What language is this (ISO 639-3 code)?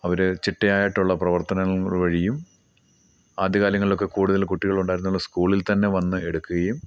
mal